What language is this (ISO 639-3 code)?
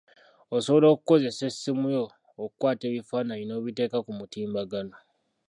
lug